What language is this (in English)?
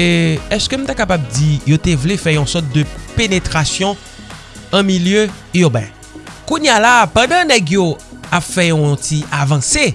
French